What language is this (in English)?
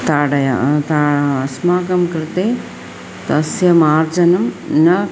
Sanskrit